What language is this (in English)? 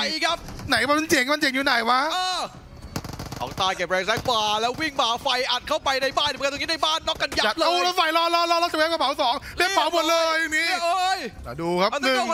Thai